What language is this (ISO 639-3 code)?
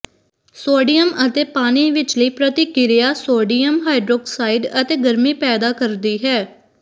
pan